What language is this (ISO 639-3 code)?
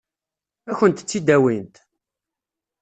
kab